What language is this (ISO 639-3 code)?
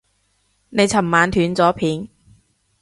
yue